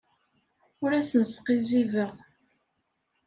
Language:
Kabyle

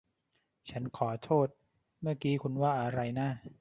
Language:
Thai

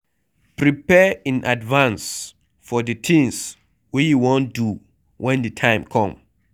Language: Nigerian Pidgin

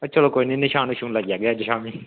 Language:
Dogri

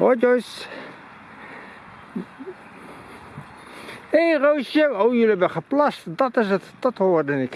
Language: Dutch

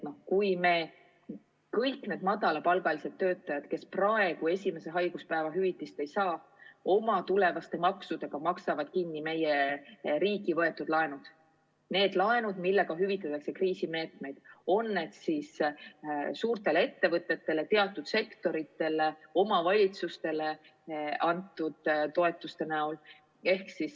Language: Estonian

